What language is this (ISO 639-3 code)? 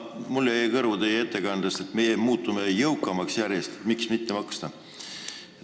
est